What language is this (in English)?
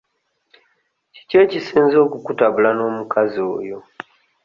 Ganda